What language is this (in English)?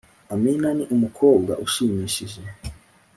Kinyarwanda